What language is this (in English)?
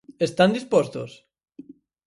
Galician